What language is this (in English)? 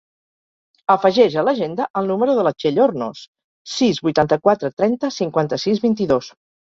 Catalan